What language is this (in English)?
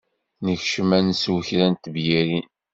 Kabyle